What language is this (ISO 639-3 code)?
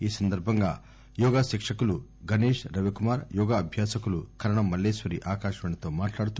tel